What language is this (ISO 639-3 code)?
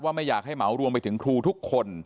tha